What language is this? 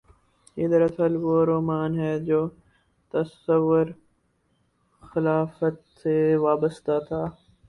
Urdu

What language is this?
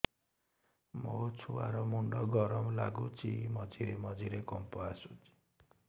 Odia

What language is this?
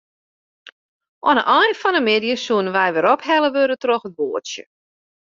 Western Frisian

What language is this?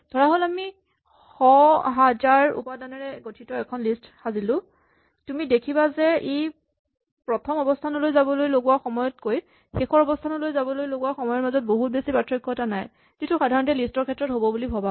Assamese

